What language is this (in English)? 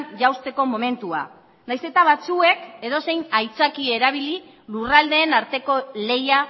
Basque